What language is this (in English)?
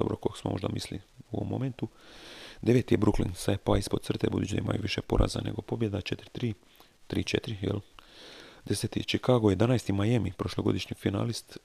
Croatian